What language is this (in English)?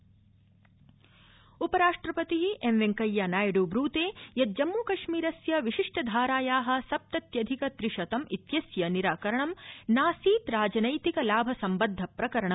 Sanskrit